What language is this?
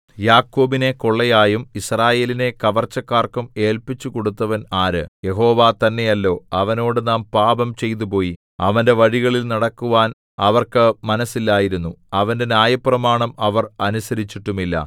Malayalam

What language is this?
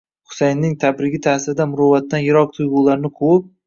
Uzbek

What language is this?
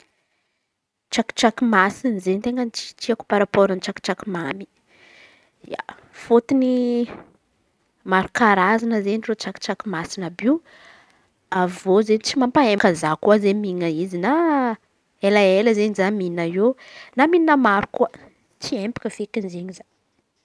Antankarana Malagasy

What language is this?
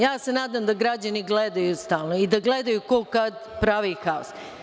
Serbian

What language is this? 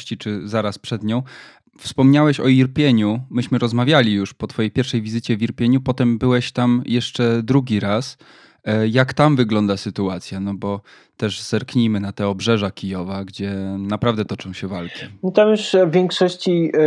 Polish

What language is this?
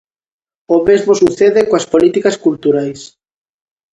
Galician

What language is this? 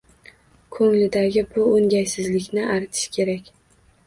Uzbek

